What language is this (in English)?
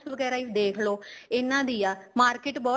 Punjabi